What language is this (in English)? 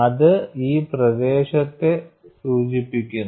Malayalam